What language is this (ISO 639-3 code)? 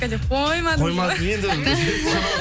kaz